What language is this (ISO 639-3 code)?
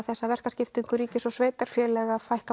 isl